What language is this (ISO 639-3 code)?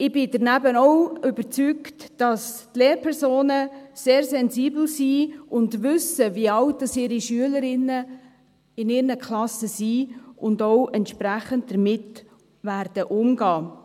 gsw